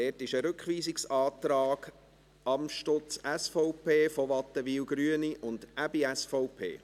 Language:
Swiss German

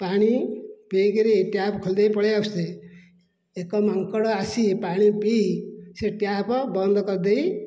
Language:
Odia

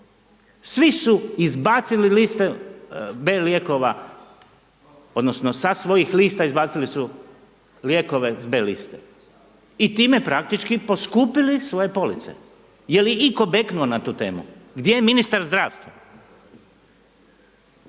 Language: Croatian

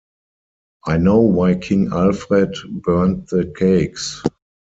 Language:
English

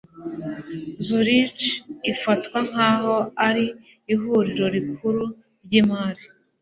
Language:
Kinyarwanda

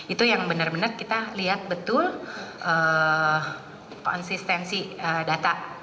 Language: Indonesian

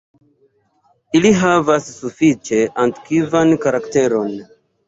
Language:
Esperanto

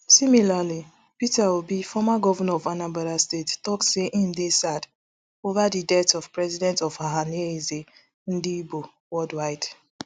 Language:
Nigerian Pidgin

